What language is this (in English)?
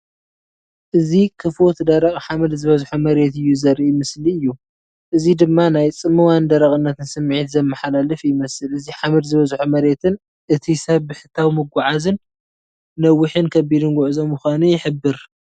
Tigrinya